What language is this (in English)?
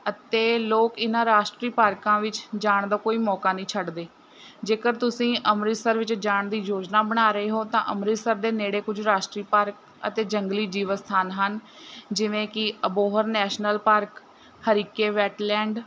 Punjabi